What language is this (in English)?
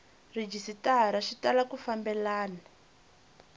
Tsonga